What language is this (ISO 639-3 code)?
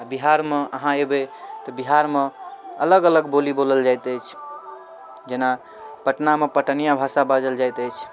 mai